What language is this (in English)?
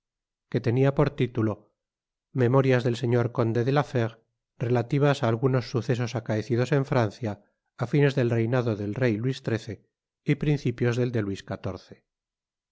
Spanish